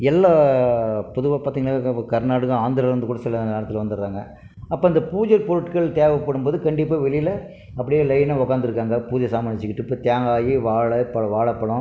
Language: Tamil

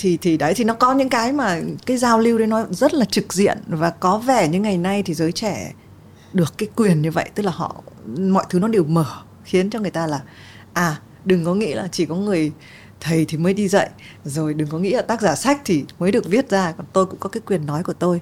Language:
Vietnamese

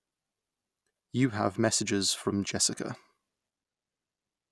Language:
English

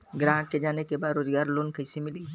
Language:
Bhojpuri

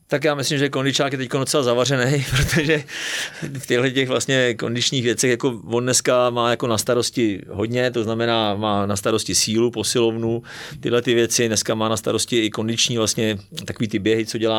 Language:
Czech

